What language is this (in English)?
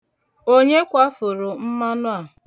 Igbo